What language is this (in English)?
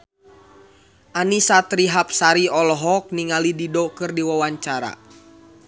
Sundanese